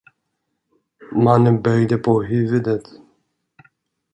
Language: Swedish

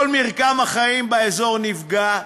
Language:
Hebrew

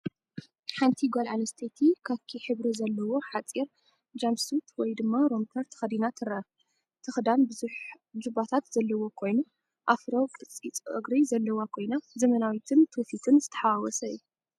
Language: Tigrinya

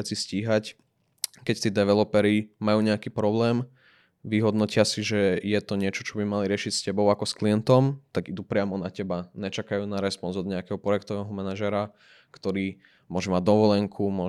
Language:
Slovak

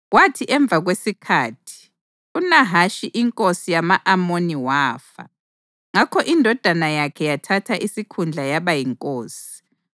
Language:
North Ndebele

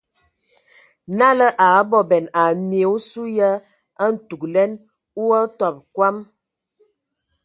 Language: Ewondo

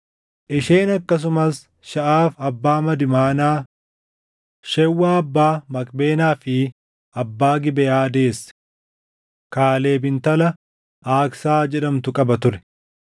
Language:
Oromo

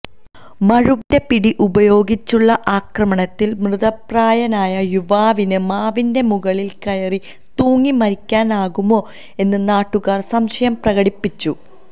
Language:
Malayalam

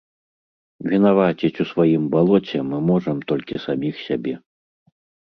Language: Belarusian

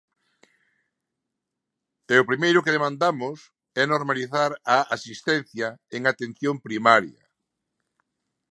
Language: Galician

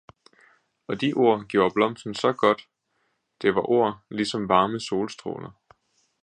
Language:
Danish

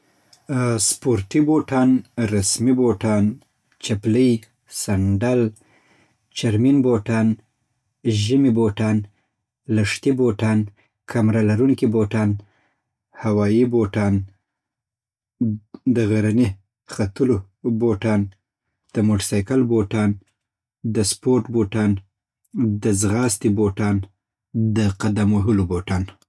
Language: Southern Pashto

